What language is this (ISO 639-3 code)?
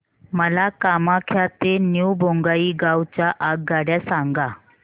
mar